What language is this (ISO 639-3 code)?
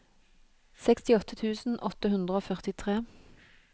nor